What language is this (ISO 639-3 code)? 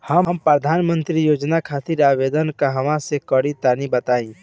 bho